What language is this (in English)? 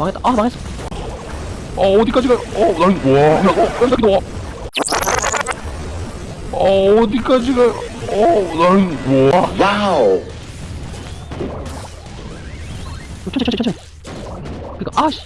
Korean